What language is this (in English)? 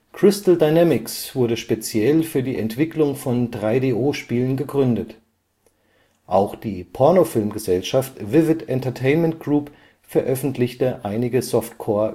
German